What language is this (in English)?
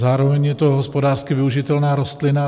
Czech